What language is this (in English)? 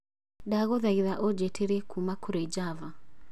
Kikuyu